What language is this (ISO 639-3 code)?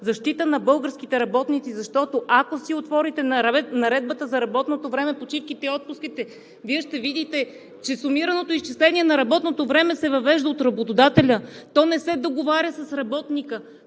bul